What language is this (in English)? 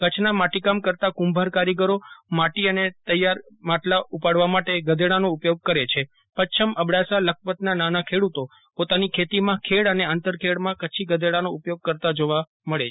Gujarati